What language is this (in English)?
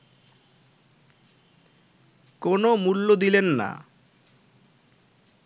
Bangla